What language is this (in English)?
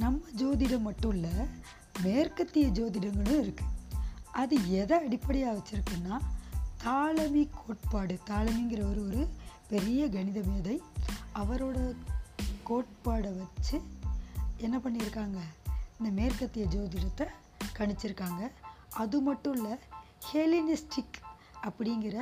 Tamil